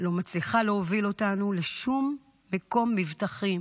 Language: Hebrew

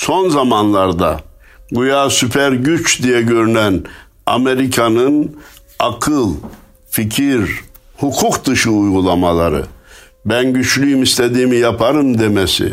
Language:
Turkish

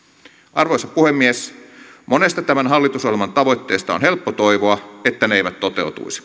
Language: Finnish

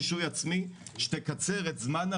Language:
Hebrew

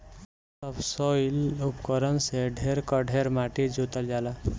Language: Bhojpuri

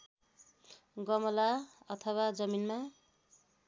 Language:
Nepali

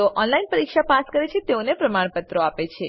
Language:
Gujarati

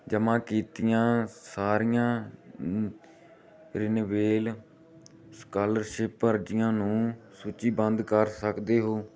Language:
Punjabi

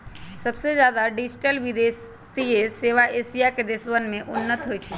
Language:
Magahi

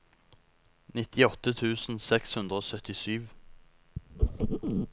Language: Norwegian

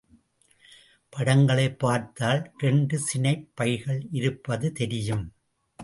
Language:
Tamil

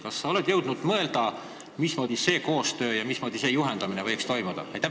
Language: Estonian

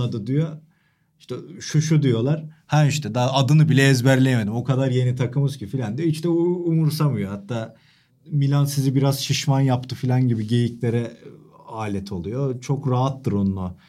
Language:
Turkish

